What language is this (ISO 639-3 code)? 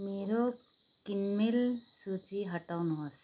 nep